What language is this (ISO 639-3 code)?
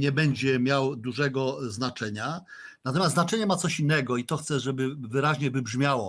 pol